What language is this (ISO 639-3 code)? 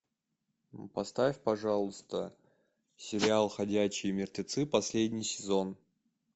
rus